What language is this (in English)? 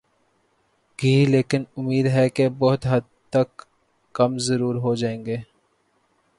Urdu